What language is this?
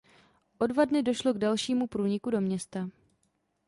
Czech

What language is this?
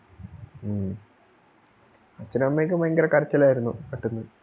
Malayalam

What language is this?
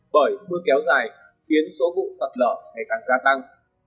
Vietnamese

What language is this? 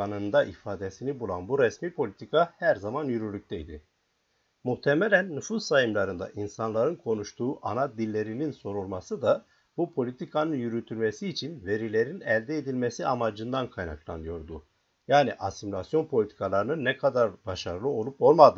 Turkish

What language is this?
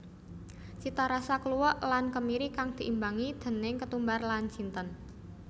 Javanese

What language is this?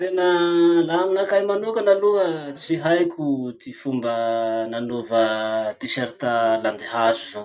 Masikoro Malagasy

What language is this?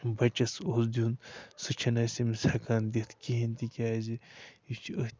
Kashmiri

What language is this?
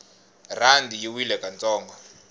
Tsonga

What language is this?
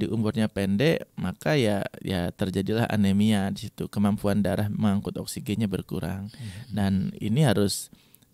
Indonesian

